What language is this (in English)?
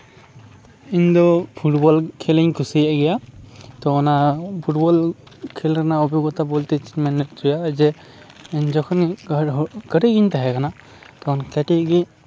Santali